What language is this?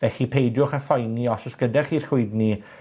Welsh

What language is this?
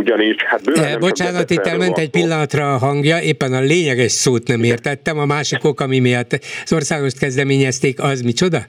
Hungarian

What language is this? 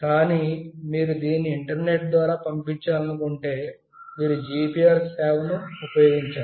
Telugu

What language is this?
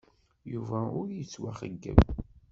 Kabyle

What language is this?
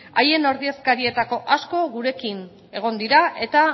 Basque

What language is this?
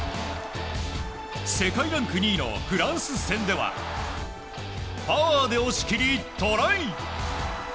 Japanese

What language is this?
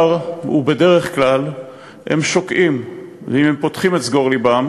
Hebrew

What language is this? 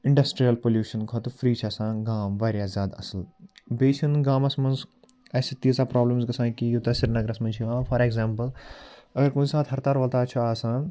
Kashmiri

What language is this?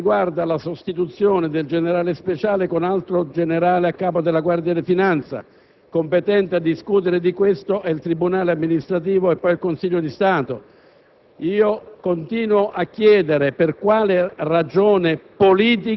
Italian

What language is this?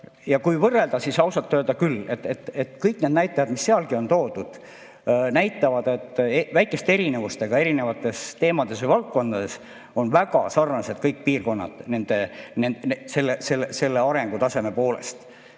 Estonian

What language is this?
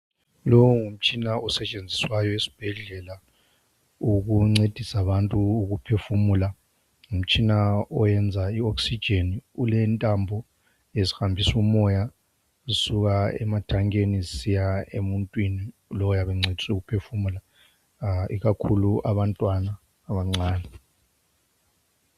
North Ndebele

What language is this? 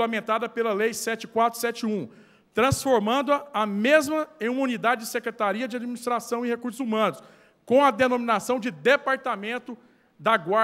Portuguese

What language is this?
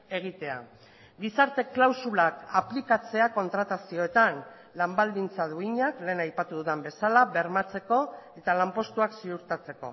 Basque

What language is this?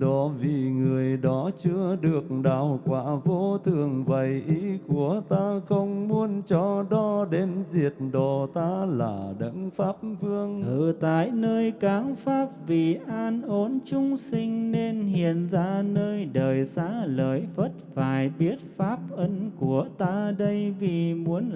Vietnamese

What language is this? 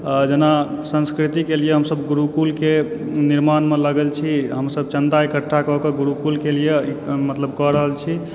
Maithili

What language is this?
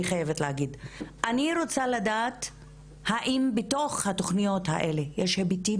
Hebrew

